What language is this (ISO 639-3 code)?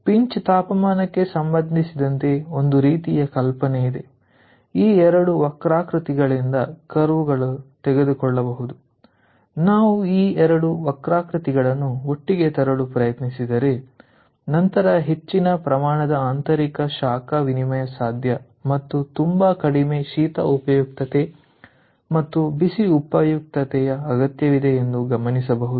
kan